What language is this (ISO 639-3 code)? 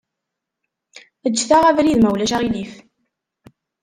kab